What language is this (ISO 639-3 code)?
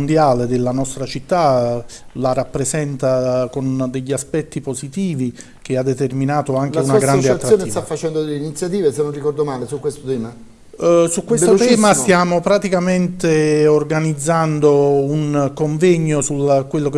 ita